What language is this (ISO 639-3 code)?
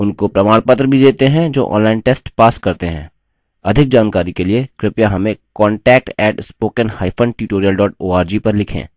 hin